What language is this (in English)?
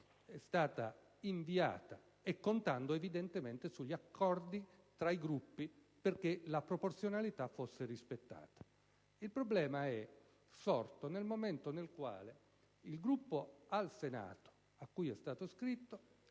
Italian